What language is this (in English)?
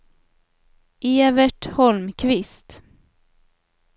Swedish